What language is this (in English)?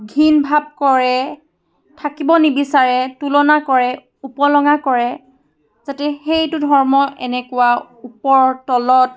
Assamese